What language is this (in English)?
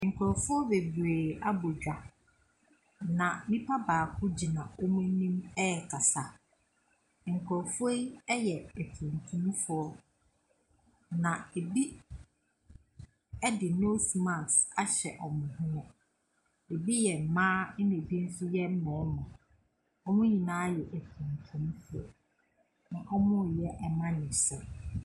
Akan